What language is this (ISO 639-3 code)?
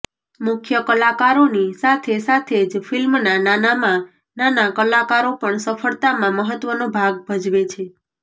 guj